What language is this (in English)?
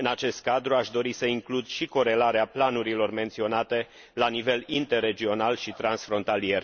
Romanian